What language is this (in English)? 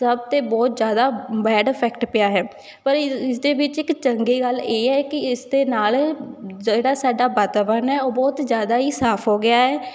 Punjabi